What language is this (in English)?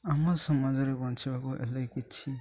Odia